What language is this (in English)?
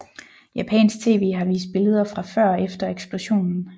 Danish